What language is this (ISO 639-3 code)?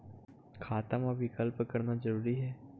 hne